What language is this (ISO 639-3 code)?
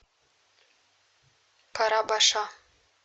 rus